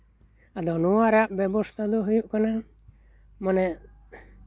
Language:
Santali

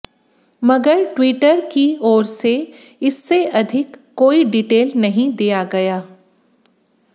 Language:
Hindi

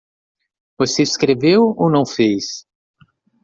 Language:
Portuguese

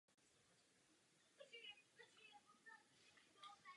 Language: Czech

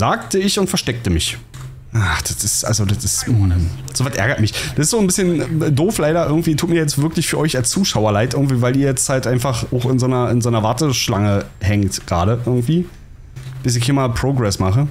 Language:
German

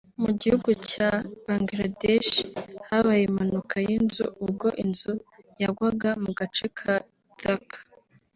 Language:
Kinyarwanda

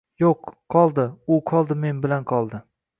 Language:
Uzbek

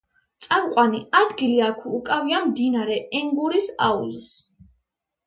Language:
Georgian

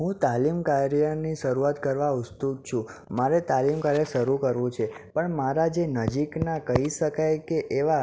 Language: Gujarati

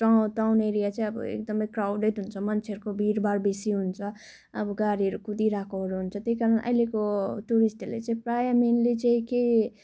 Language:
Nepali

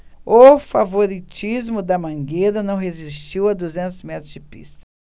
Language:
Portuguese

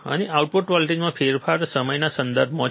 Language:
Gujarati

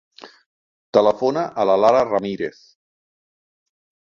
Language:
Catalan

